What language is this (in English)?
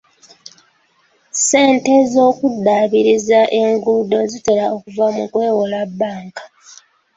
Ganda